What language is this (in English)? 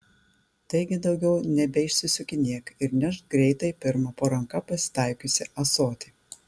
Lithuanian